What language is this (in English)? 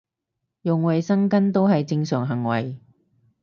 Cantonese